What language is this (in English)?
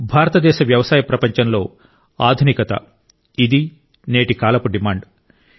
Telugu